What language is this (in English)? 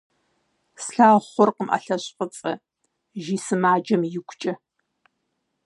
Kabardian